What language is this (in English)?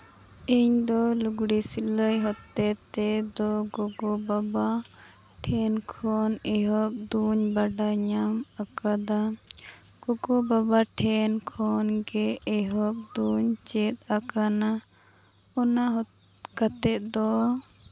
Santali